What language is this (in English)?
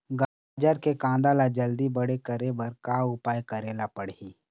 Chhattisgarhi